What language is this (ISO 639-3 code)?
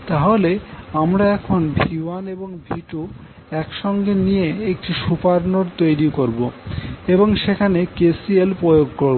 ben